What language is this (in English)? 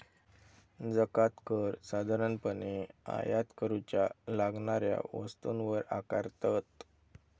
Marathi